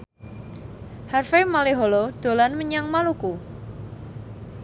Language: Javanese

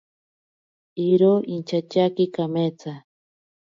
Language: Ashéninka Perené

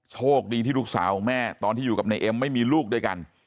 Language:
Thai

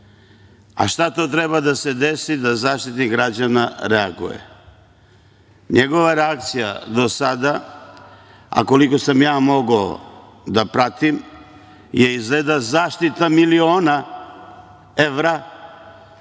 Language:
Serbian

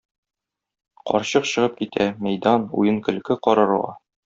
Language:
Tatar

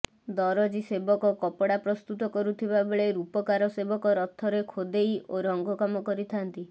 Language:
Odia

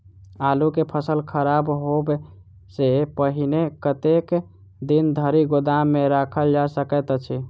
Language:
Maithili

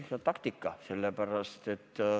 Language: Estonian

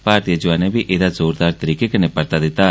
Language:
Dogri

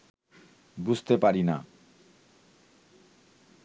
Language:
Bangla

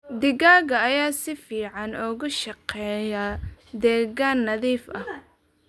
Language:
Somali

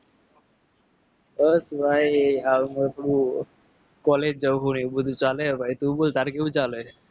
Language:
Gujarati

